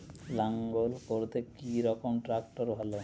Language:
Bangla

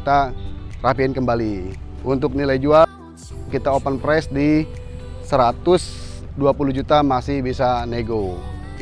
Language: Indonesian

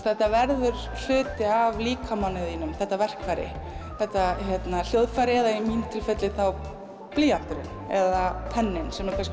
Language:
Icelandic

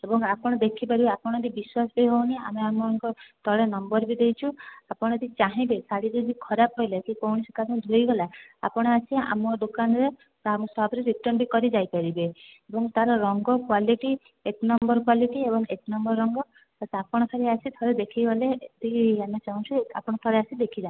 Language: Odia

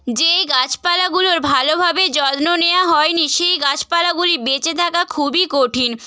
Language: Bangla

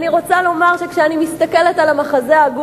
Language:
Hebrew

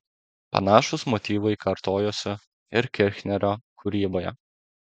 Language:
Lithuanian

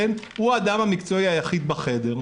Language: Hebrew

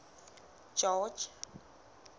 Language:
Southern Sotho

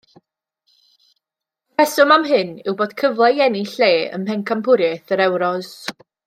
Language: Welsh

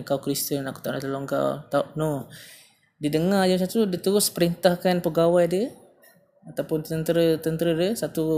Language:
Malay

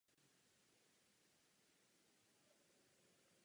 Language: Czech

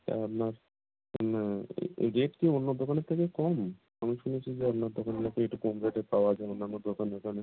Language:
Bangla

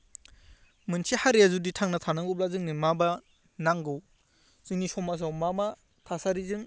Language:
Bodo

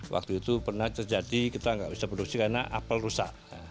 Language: Indonesian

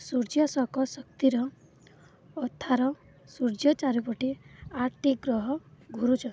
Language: Odia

